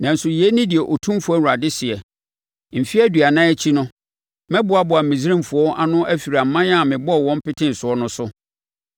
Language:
Akan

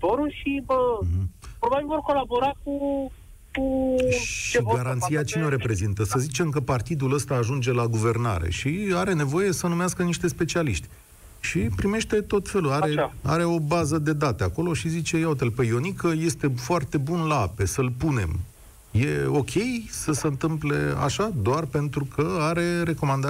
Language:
Romanian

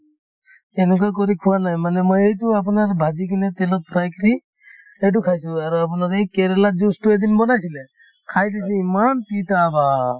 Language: Assamese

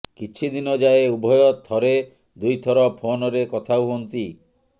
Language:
Odia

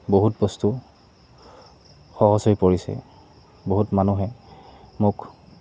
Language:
Assamese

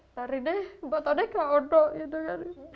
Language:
Indonesian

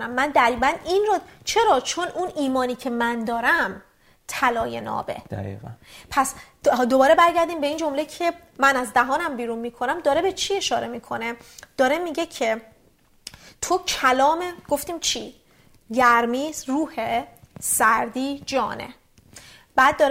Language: Persian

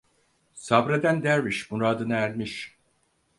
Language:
Turkish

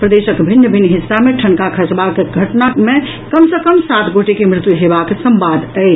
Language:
Maithili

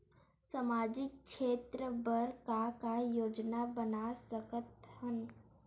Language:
Chhattisgarhi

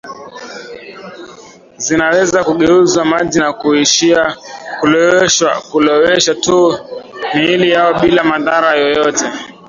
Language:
Swahili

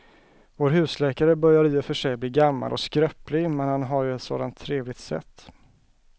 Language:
Swedish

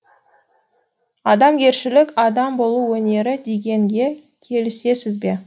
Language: Kazakh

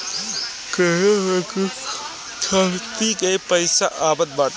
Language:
Bhojpuri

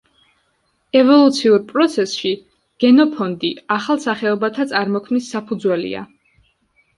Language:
Georgian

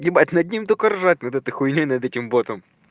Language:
Russian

